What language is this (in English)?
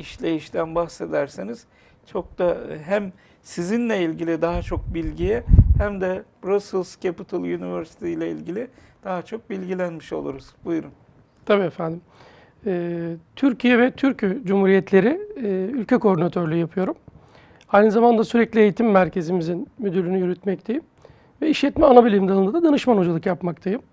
Turkish